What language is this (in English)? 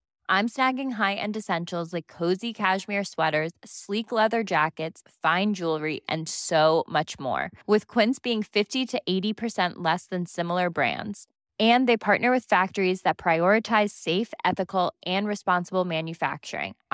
Filipino